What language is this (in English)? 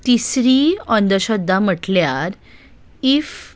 Konkani